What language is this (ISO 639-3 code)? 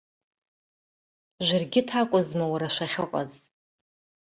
abk